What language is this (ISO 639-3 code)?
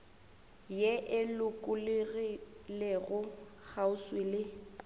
nso